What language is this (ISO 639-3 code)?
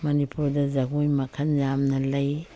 mni